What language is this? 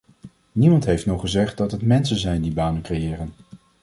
Dutch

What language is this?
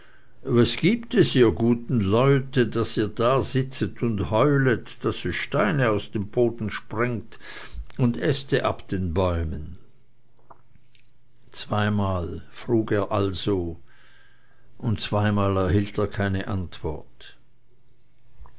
German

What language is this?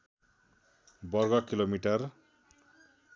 Nepali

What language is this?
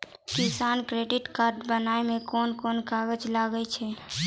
Maithili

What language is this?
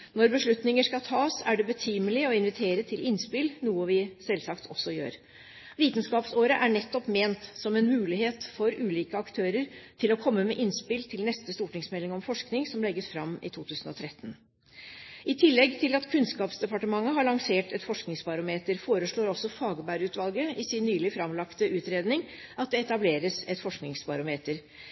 Norwegian Bokmål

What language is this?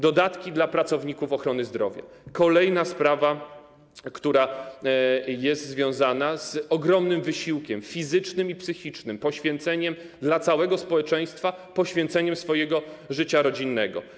Polish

